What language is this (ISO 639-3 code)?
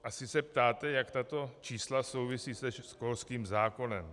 ces